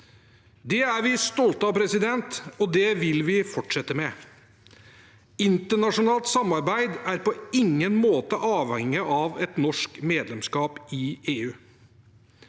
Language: Norwegian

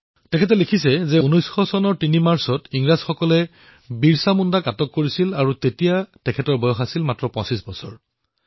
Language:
Assamese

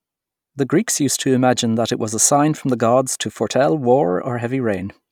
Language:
English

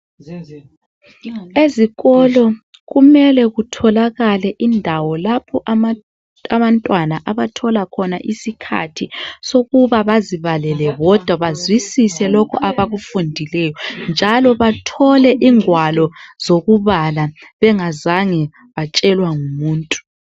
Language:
North Ndebele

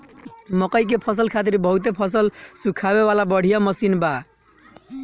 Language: Bhojpuri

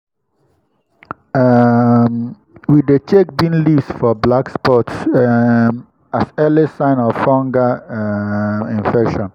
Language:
Nigerian Pidgin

